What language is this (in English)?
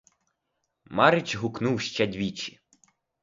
Ukrainian